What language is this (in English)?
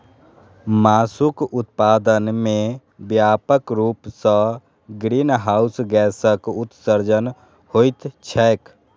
Maithili